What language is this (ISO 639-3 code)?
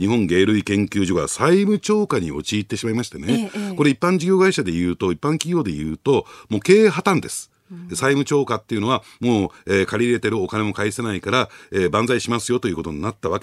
jpn